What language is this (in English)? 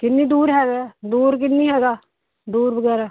Punjabi